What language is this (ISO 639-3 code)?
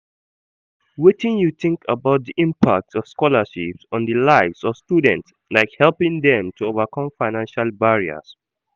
pcm